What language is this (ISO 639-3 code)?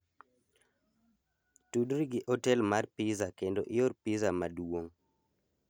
luo